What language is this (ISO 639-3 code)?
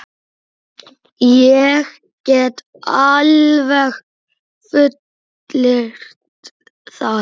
isl